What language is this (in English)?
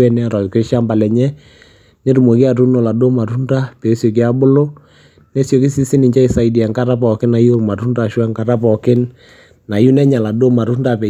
Masai